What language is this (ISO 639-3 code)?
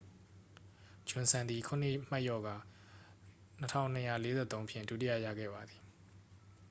mya